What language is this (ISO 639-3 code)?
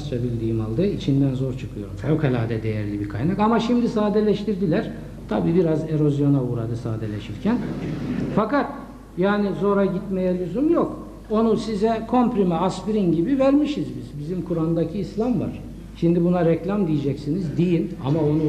tur